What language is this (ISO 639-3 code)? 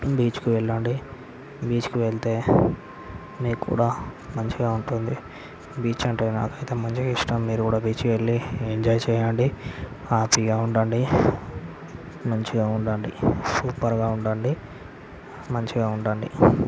tel